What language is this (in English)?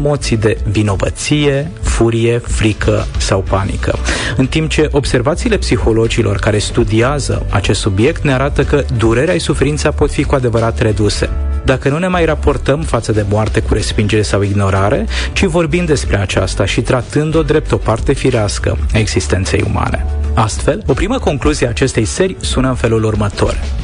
Romanian